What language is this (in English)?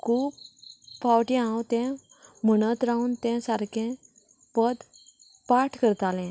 Konkani